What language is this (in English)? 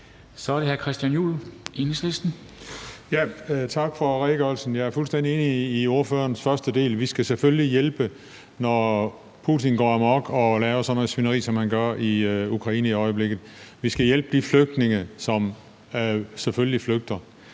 Danish